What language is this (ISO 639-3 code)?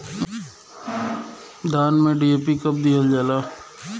bho